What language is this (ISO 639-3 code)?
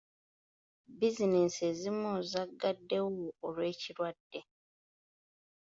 lug